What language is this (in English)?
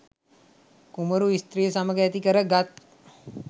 Sinhala